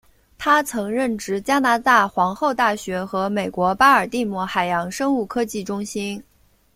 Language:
Chinese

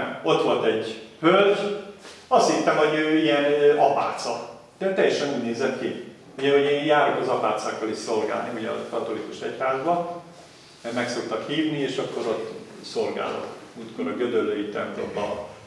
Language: Hungarian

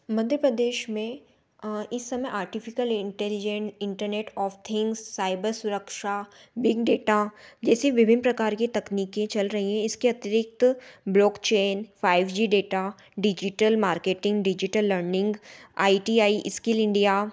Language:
Hindi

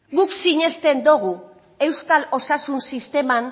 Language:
Basque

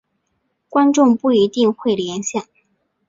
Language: Chinese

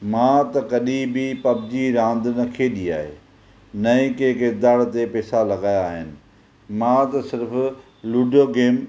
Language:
Sindhi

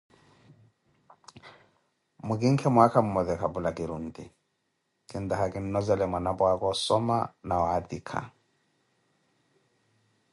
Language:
Koti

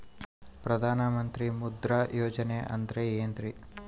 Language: Kannada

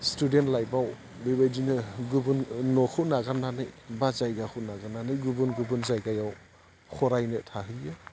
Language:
Bodo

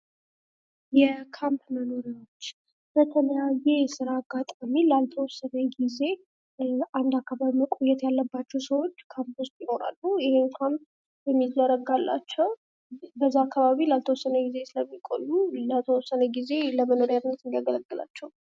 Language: Amharic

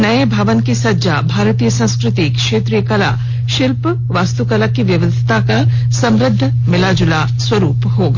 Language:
Hindi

